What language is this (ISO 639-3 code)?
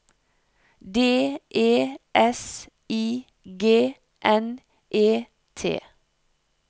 nor